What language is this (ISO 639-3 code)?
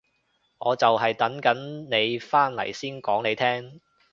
yue